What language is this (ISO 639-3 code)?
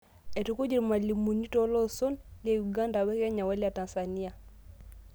mas